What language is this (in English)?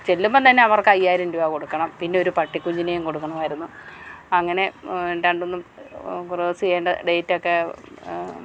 Malayalam